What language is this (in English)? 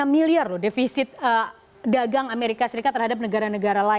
Indonesian